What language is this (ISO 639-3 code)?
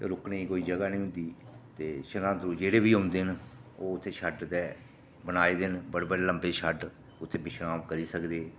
doi